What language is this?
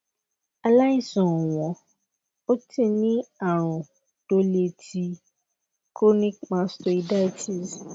Yoruba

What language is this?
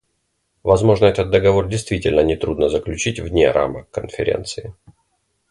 Russian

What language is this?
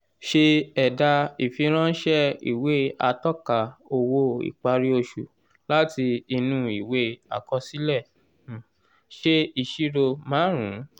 Yoruba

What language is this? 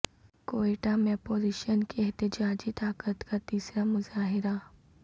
Urdu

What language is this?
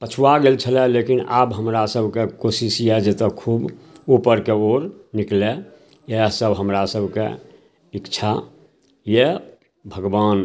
Maithili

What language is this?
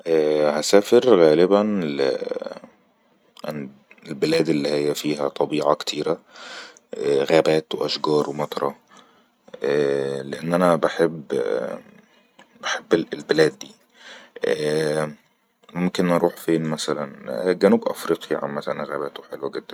Egyptian Arabic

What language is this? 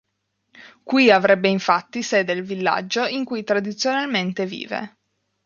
Italian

